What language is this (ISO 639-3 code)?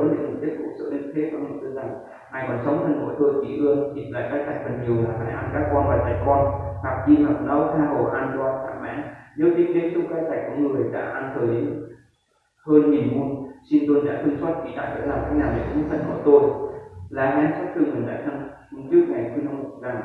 vie